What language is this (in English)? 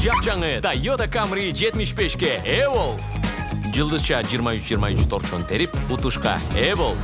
Russian